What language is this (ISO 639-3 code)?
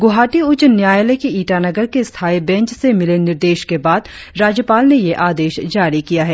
hin